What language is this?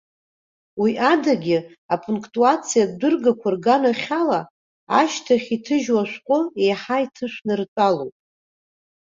Abkhazian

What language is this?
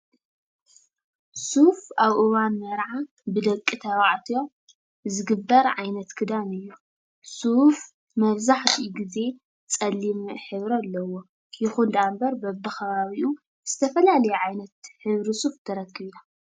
Tigrinya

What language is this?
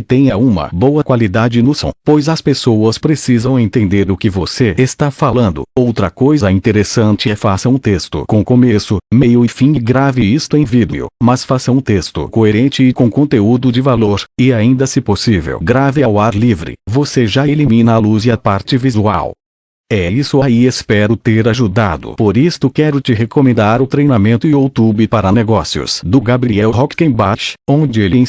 Portuguese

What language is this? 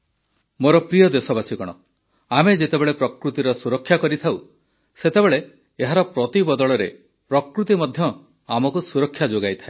Odia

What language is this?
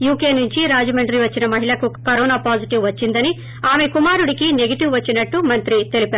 Telugu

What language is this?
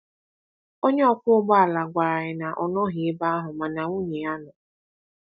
Igbo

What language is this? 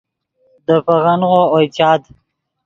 Yidgha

